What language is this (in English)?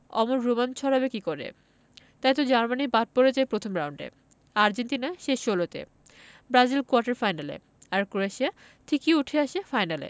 Bangla